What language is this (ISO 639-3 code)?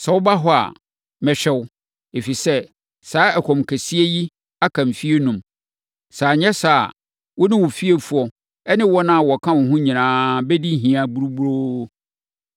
aka